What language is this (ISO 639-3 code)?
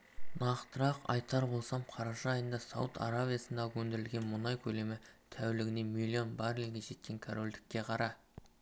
kaz